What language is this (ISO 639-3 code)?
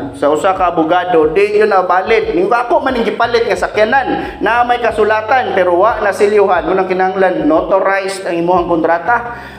fil